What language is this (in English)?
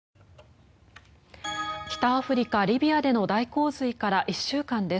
Japanese